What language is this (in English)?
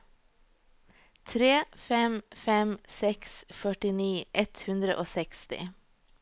Norwegian